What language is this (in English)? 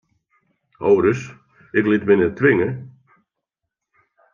Western Frisian